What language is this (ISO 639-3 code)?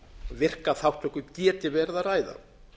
isl